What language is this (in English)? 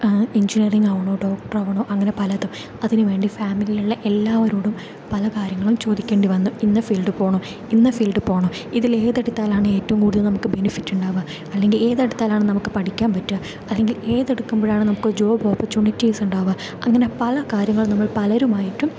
Malayalam